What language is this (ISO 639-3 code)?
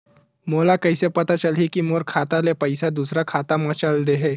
hne